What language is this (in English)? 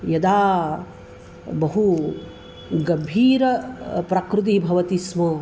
Sanskrit